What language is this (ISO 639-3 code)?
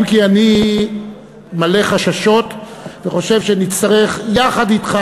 heb